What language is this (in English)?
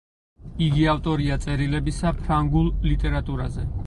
Georgian